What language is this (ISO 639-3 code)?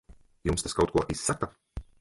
lav